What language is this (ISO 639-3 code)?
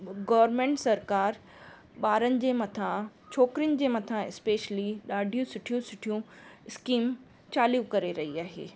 snd